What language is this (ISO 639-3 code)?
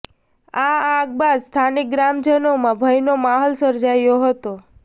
guj